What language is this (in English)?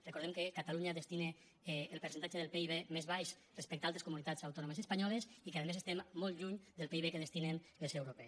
Catalan